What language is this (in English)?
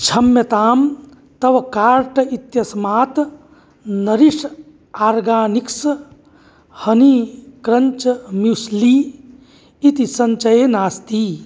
Sanskrit